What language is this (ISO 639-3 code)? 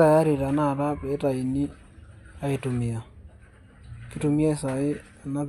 mas